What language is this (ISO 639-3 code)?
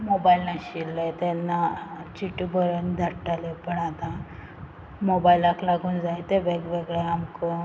kok